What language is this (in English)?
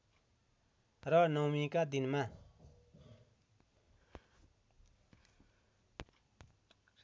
Nepali